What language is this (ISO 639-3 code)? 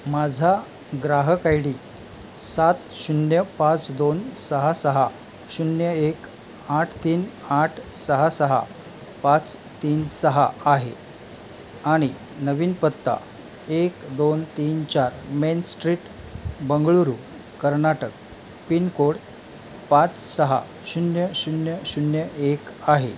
mar